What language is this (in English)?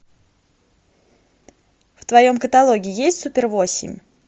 Russian